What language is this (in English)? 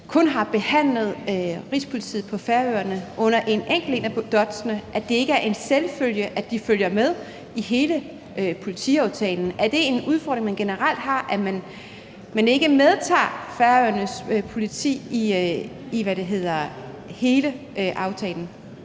Danish